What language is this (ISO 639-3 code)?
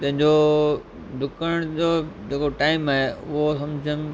snd